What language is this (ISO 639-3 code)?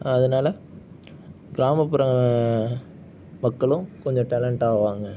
tam